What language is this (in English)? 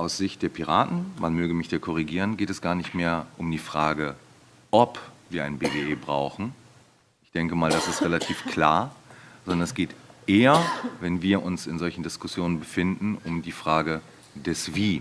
German